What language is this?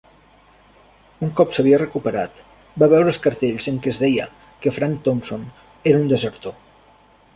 Catalan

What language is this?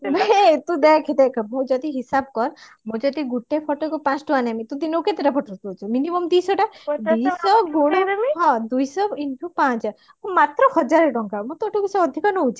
Odia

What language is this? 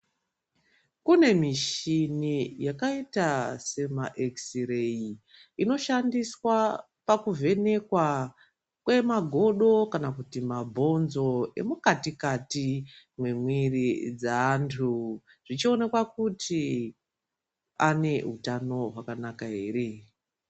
Ndau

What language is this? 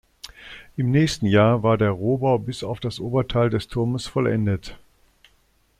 German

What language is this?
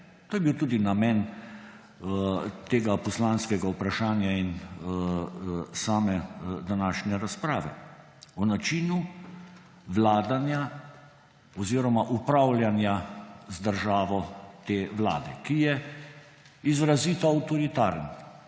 Slovenian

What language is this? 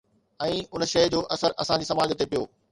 Sindhi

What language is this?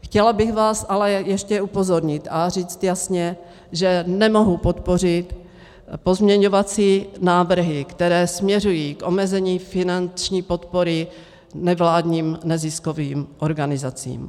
Czech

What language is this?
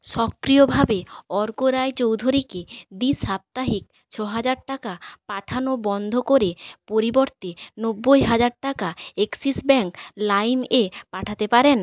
Bangla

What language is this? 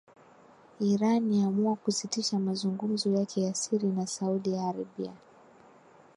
Swahili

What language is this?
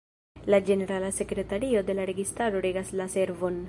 Esperanto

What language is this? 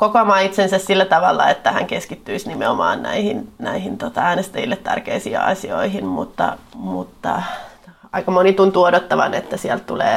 Finnish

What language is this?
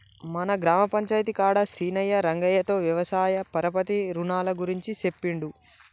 Telugu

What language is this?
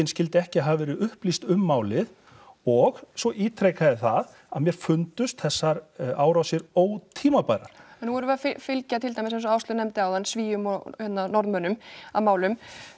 Icelandic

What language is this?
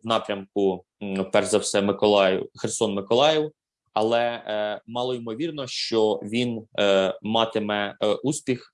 Ukrainian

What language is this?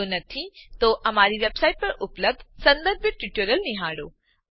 Gujarati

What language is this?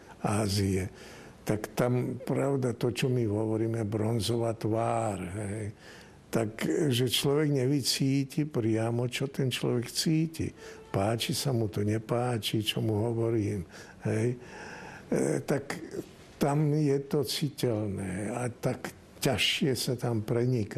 Slovak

